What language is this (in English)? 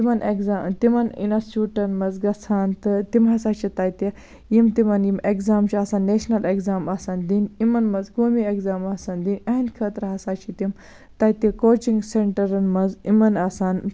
Kashmiri